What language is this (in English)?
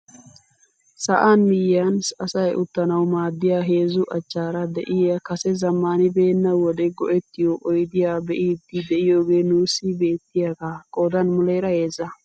Wolaytta